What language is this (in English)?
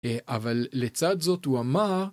Hebrew